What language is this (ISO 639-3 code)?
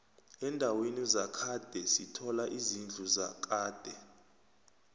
nbl